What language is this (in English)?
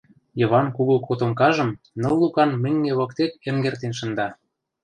Mari